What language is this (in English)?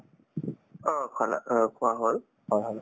Assamese